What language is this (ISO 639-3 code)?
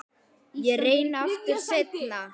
isl